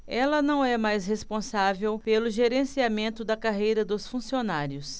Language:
Portuguese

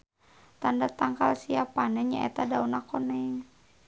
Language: Sundanese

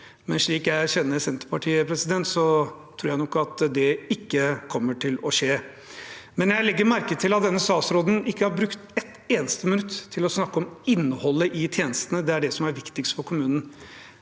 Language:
Norwegian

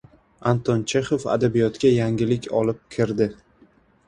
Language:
Uzbek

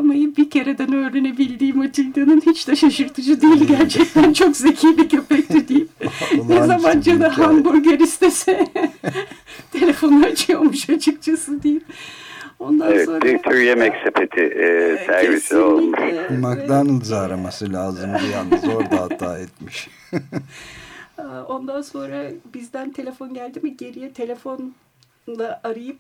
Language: Turkish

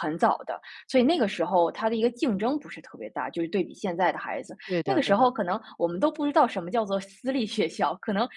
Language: Chinese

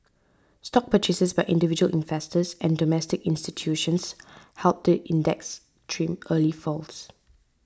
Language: English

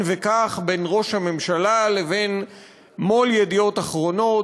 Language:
Hebrew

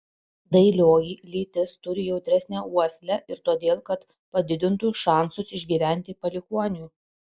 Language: Lithuanian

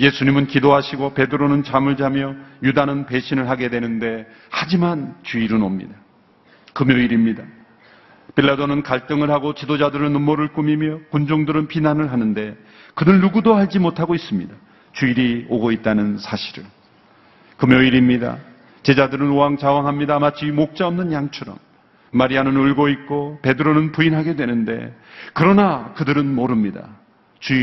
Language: Korean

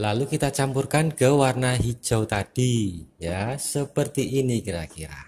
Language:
Indonesian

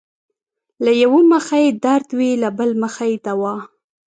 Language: Pashto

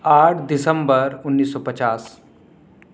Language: Urdu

